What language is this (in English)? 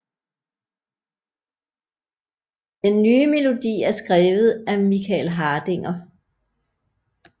Danish